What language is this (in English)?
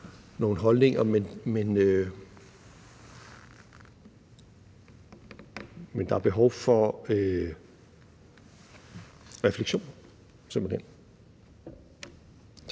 Danish